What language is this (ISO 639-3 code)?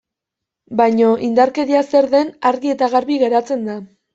eus